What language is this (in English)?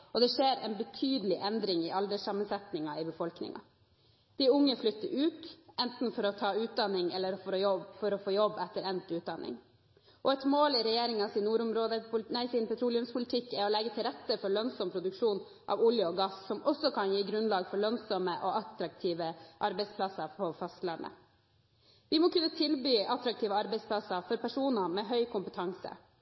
Norwegian Bokmål